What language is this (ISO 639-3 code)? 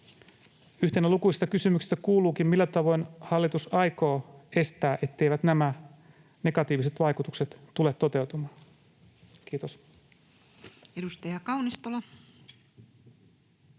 fin